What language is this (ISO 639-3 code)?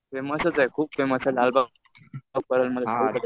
mar